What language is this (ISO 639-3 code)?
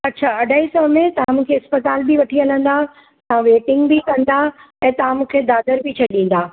snd